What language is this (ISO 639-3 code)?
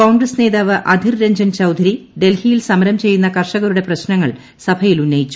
mal